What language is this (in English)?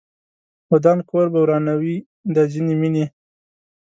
Pashto